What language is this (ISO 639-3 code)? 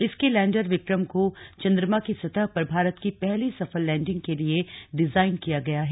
hin